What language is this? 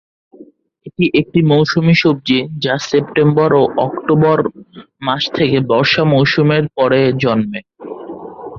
Bangla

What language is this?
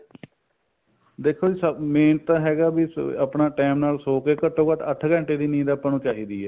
Punjabi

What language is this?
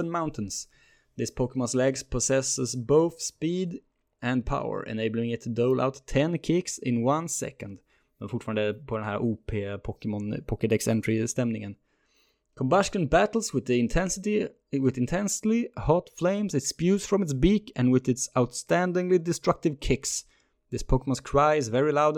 Swedish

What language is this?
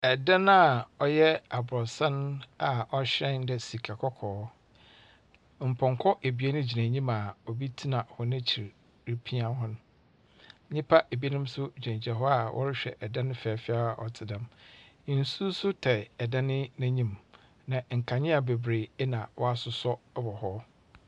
Akan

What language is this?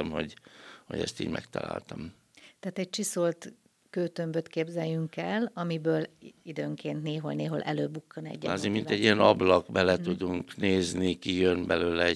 Hungarian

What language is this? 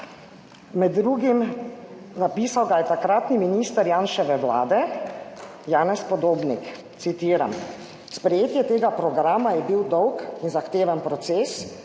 Slovenian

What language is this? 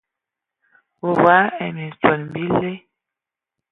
Ewondo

